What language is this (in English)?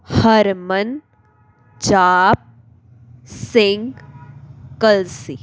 Punjabi